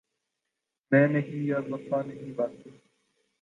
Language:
Urdu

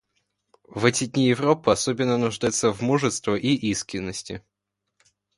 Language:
Russian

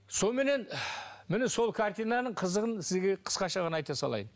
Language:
Kazakh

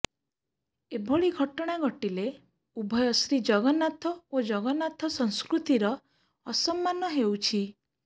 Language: Odia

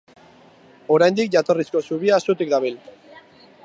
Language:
Basque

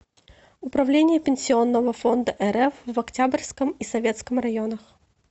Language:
Russian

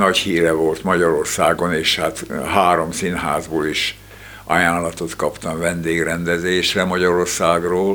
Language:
Hungarian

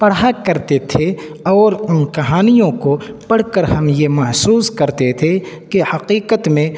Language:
Urdu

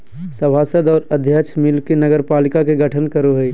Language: Magahi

